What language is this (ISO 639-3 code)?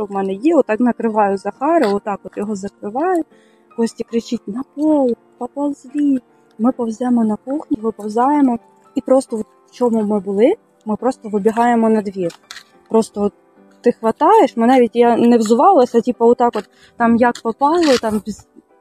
ukr